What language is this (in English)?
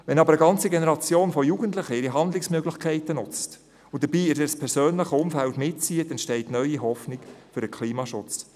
Swiss German